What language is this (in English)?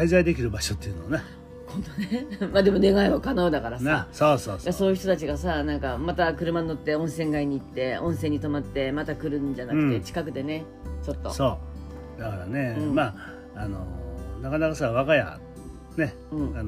Japanese